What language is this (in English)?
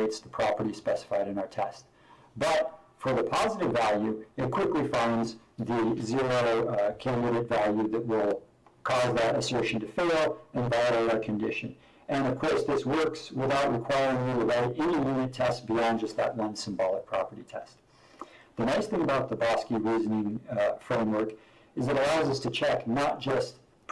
English